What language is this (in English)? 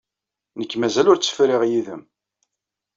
Kabyle